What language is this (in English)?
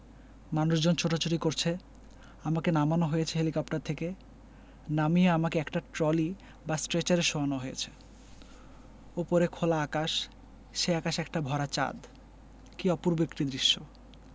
Bangla